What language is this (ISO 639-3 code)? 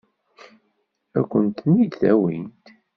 kab